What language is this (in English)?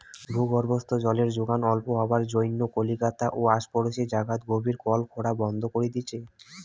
Bangla